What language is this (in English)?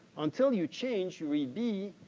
English